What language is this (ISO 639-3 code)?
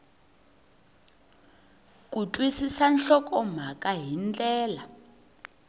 tso